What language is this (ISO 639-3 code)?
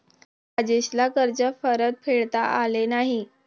mar